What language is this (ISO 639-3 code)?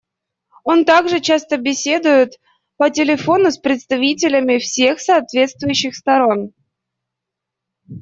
rus